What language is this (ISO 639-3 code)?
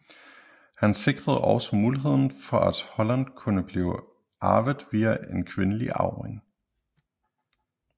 dan